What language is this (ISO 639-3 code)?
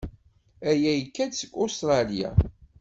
kab